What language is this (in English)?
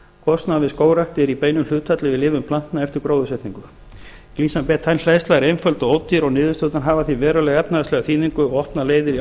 Icelandic